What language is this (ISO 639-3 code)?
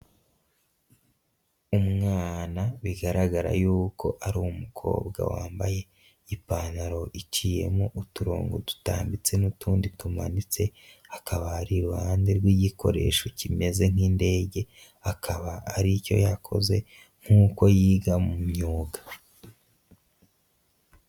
kin